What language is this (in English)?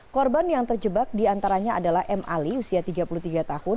Indonesian